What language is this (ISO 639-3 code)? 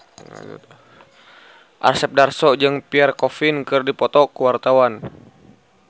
sun